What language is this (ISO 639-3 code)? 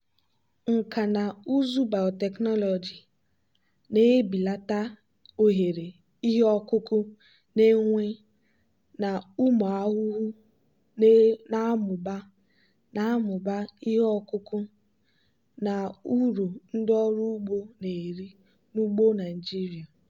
ibo